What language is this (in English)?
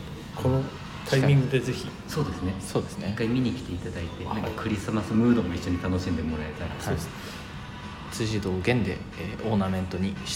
Japanese